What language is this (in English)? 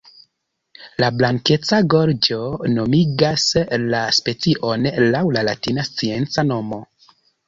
Esperanto